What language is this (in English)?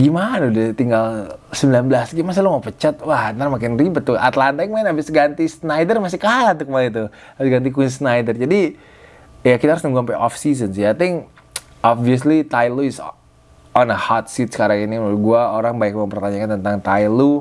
Indonesian